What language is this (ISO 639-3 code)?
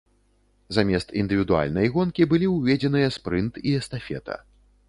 bel